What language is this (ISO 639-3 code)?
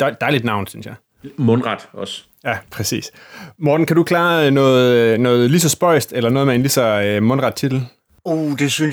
dan